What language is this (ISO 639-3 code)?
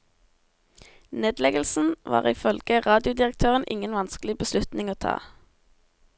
nor